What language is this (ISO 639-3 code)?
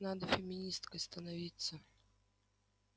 rus